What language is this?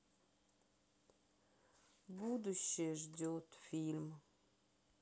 Russian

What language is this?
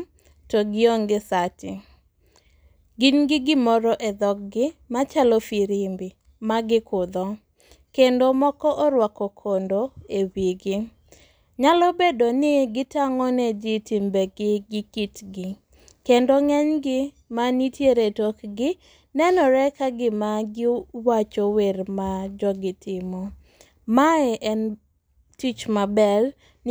Luo (Kenya and Tanzania)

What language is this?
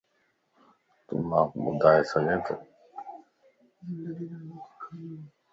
Lasi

